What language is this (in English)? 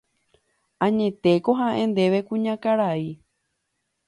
Guarani